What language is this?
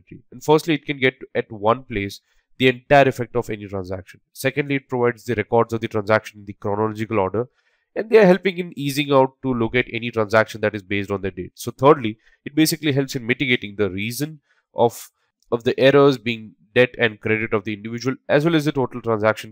English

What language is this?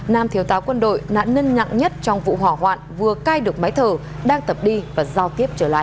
Vietnamese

